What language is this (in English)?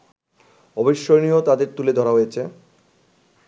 Bangla